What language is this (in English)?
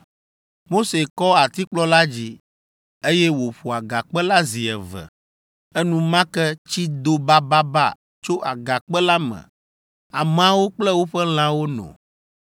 Ewe